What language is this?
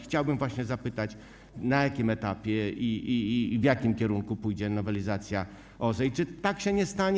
Polish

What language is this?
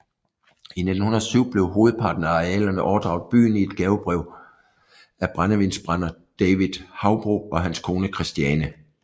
Danish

